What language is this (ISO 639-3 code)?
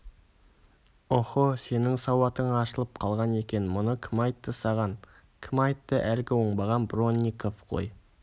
kaz